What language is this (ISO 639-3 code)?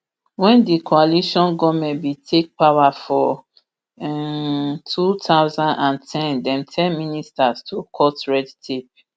pcm